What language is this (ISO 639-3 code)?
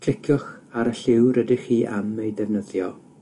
cym